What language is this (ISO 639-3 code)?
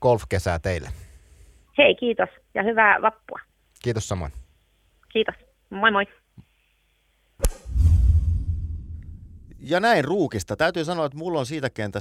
fin